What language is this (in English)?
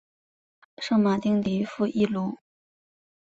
Chinese